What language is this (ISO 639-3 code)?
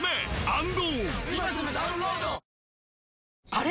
jpn